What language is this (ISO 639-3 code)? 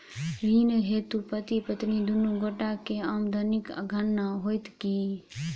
mai